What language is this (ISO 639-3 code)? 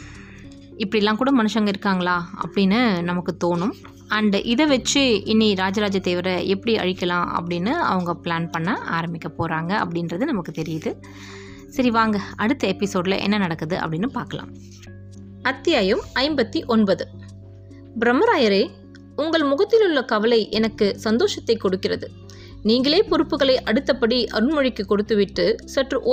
tam